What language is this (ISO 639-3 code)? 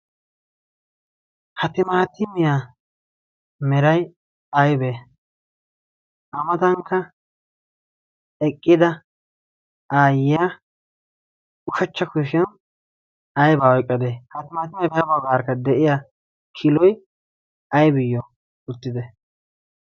wal